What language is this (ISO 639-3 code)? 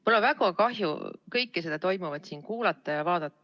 est